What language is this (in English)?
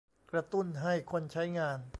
Thai